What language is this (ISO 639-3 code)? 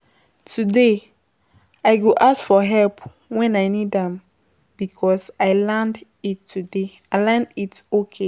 pcm